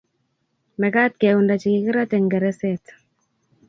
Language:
Kalenjin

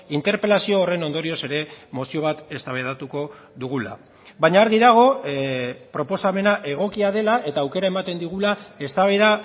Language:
Basque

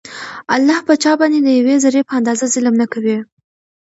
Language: Pashto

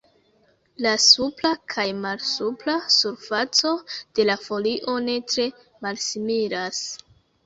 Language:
Esperanto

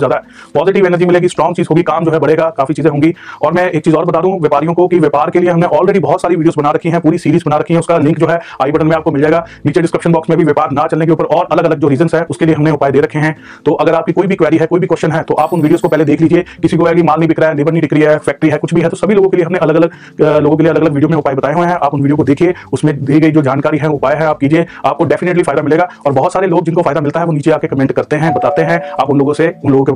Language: Hindi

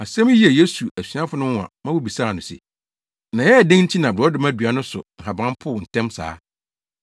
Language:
Akan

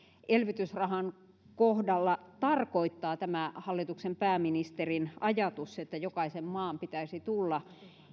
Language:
Finnish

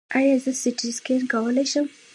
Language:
Pashto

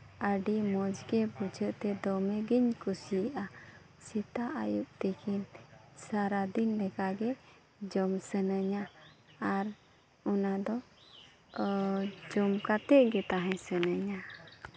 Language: Santali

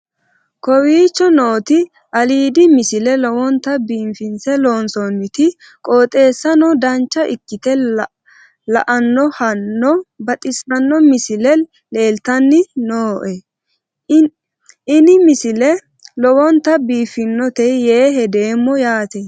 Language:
Sidamo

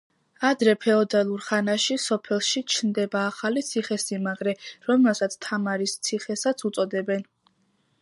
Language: Georgian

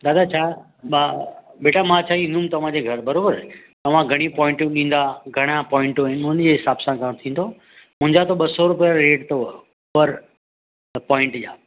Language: Sindhi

